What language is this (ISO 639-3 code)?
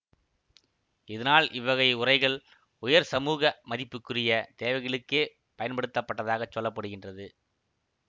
tam